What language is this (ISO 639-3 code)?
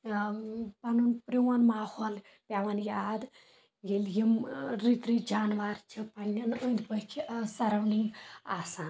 kas